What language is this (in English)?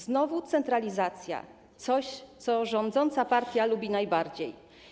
Polish